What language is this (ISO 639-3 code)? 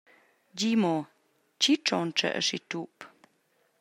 roh